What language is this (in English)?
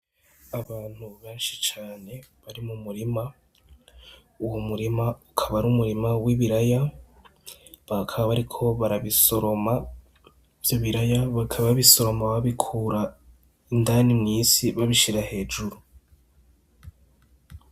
Rundi